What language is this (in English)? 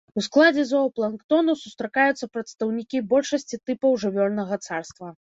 Belarusian